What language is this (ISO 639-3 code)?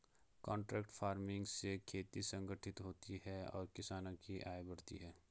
hin